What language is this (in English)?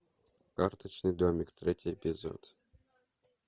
Russian